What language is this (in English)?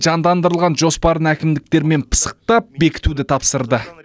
Kazakh